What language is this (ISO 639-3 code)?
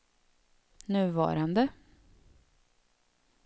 swe